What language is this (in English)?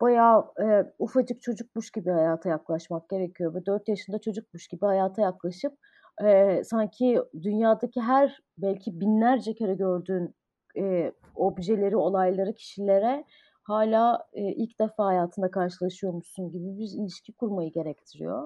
Turkish